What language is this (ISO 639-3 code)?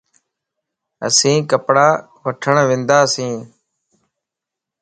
lss